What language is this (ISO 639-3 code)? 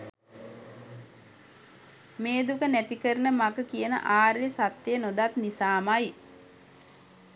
sin